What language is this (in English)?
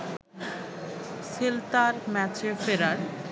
Bangla